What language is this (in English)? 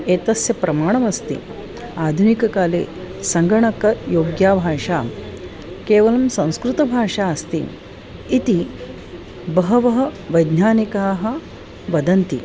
Sanskrit